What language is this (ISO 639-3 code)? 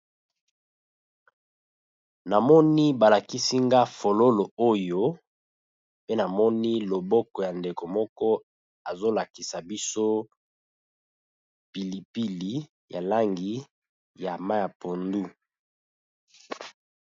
lin